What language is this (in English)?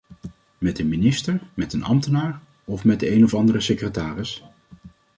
Dutch